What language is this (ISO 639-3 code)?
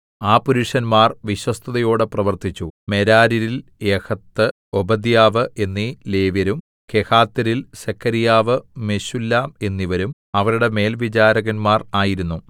mal